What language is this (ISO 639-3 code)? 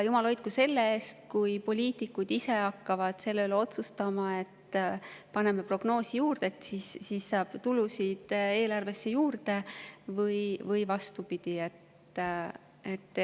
est